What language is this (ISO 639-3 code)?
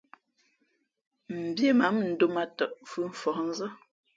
fmp